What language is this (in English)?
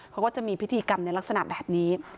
Thai